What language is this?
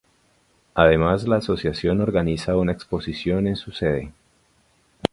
Spanish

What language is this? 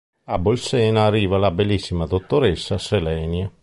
Italian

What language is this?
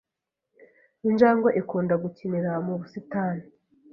Kinyarwanda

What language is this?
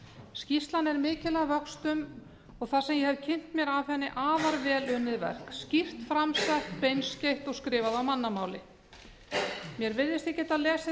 Icelandic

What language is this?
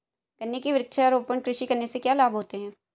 Hindi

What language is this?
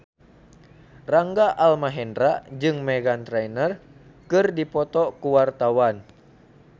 Sundanese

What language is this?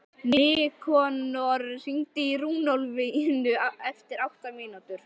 Icelandic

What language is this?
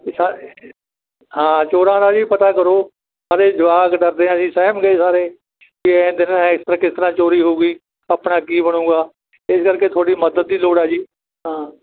Punjabi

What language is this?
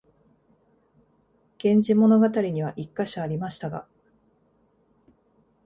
Japanese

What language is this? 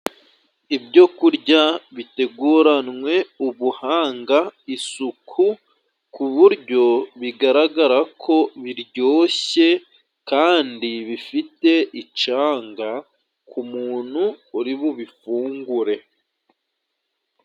Kinyarwanda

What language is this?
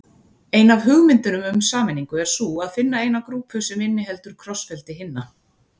Icelandic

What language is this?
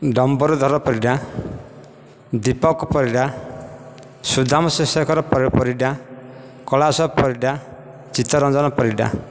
Odia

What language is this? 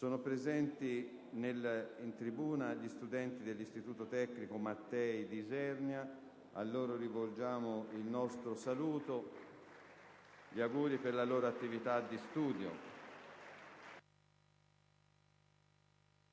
Italian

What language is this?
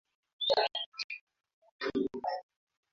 Ganda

